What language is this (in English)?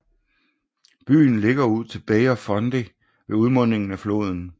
Danish